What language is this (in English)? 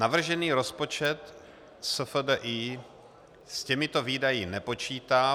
Czech